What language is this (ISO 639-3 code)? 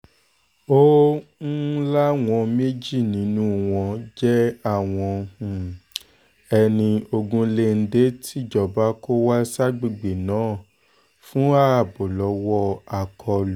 yor